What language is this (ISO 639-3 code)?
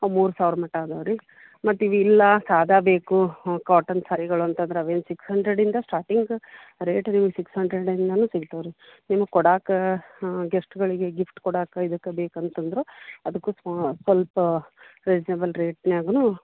kan